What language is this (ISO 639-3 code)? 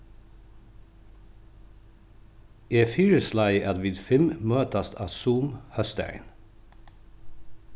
fao